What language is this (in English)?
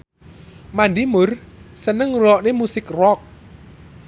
Javanese